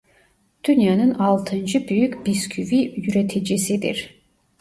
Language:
Turkish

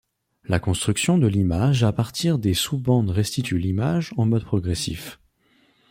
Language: French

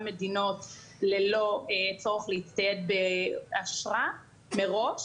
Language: Hebrew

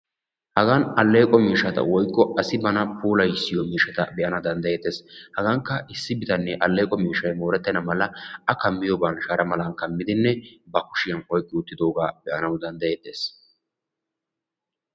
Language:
Wolaytta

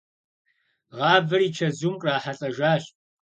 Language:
Kabardian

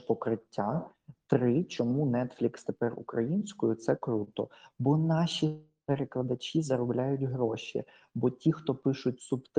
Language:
Ukrainian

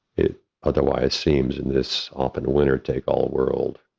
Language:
English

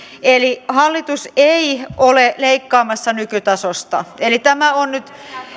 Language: Finnish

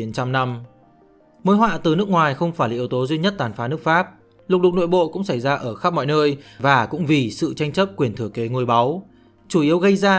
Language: Vietnamese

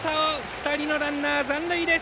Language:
Japanese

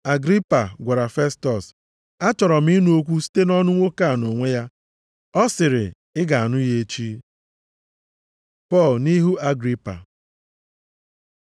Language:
Igbo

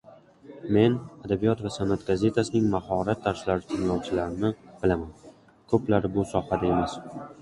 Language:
Uzbek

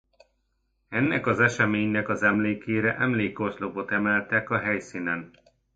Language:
Hungarian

